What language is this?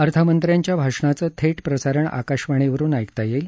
Marathi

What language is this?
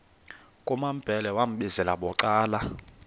Xhosa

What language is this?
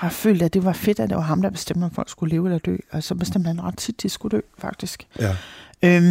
Danish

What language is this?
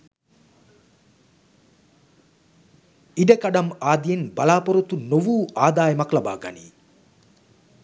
Sinhala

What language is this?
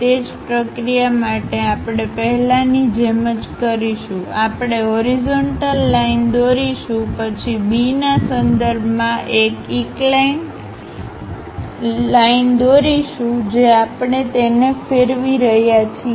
Gujarati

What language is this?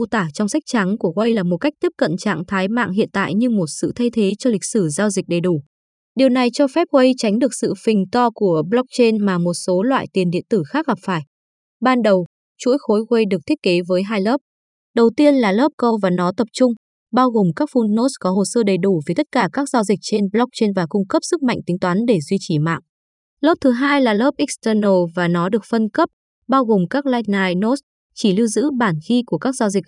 Vietnamese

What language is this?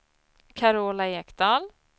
Swedish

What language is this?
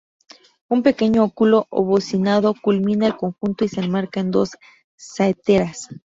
Spanish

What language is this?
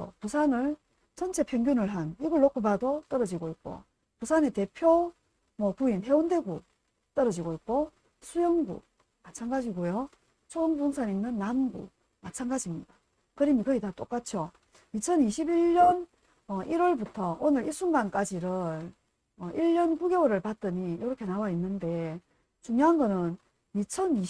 Korean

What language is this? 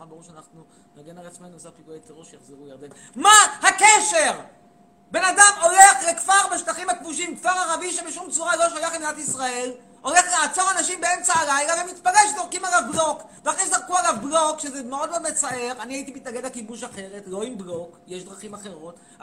Hebrew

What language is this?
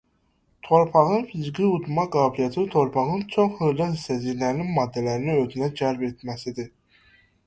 Azerbaijani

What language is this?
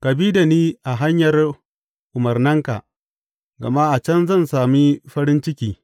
Hausa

